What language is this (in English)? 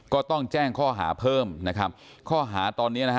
Thai